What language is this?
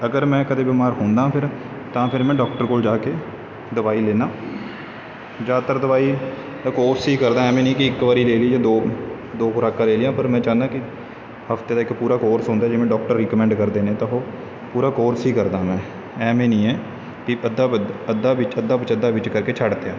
Punjabi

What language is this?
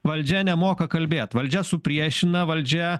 Lithuanian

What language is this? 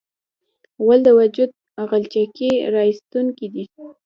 Pashto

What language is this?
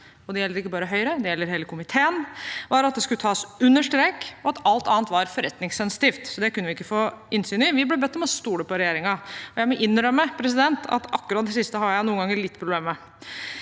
Norwegian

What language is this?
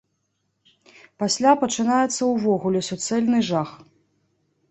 Belarusian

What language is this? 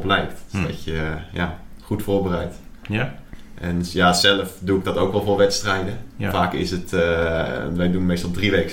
Dutch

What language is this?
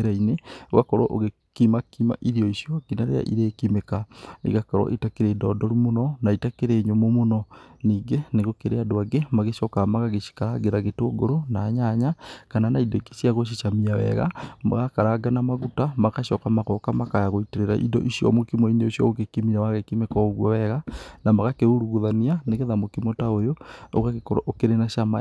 Kikuyu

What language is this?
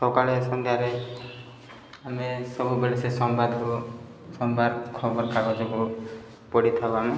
Odia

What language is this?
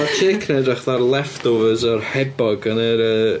Welsh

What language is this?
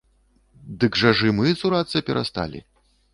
Belarusian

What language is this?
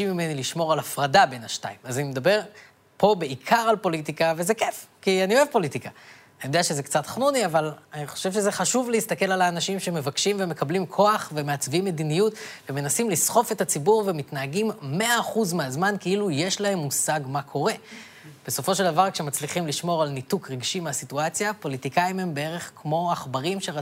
Hebrew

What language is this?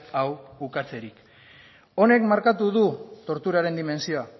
Basque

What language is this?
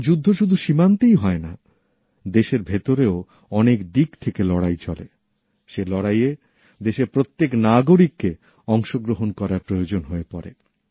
Bangla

